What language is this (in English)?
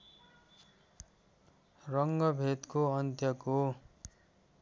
Nepali